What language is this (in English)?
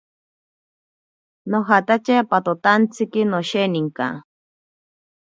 Ashéninka Perené